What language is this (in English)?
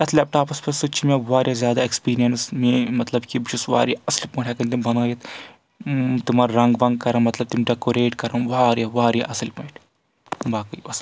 Kashmiri